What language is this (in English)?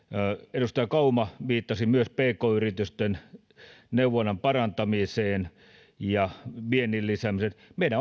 Finnish